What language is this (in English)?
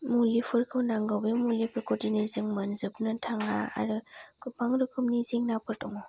Bodo